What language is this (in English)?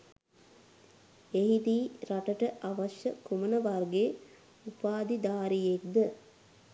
Sinhala